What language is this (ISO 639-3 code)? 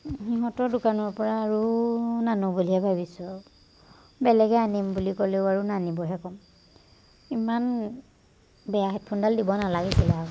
asm